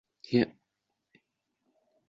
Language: Uzbek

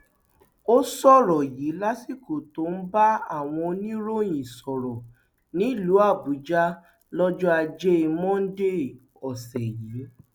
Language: Yoruba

